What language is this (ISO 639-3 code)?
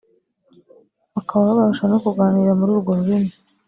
kin